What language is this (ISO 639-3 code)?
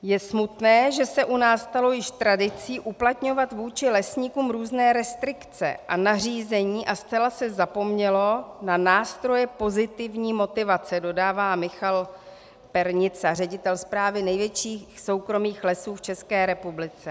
ces